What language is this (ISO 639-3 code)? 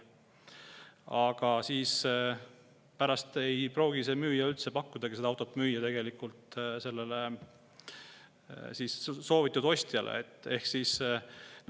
est